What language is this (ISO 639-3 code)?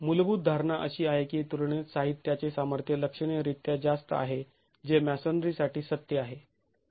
mar